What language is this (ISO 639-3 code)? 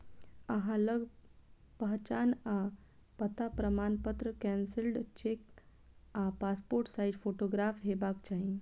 mai